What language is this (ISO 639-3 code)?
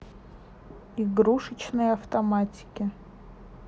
rus